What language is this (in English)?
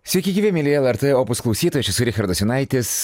Lithuanian